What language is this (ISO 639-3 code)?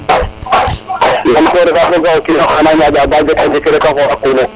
srr